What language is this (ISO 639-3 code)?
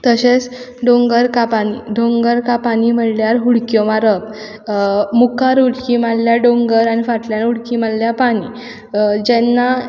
kok